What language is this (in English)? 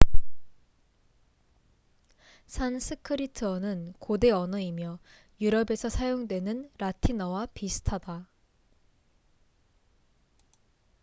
Korean